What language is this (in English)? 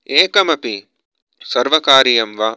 Sanskrit